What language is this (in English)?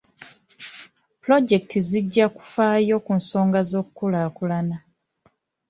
Ganda